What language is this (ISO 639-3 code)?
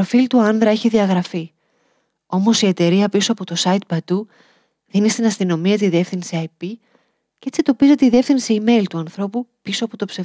ell